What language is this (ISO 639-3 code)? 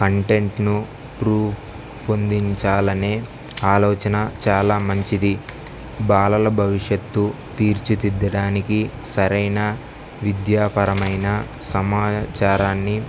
tel